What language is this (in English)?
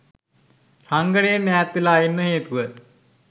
Sinhala